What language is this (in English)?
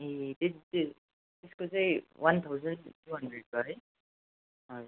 Nepali